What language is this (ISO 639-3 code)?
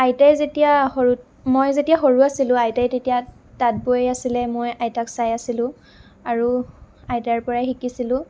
asm